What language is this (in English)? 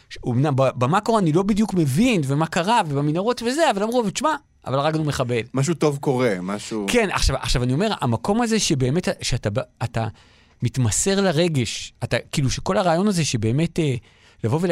Hebrew